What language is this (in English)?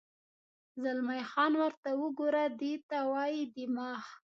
Pashto